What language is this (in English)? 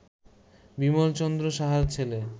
Bangla